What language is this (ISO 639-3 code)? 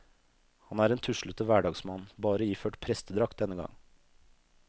nor